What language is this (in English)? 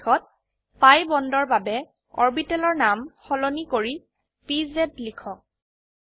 Assamese